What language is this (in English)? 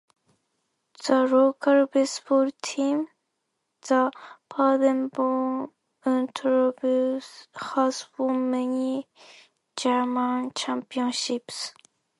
English